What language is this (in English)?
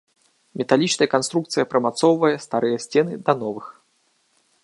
Belarusian